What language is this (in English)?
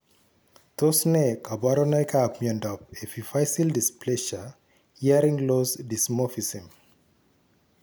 Kalenjin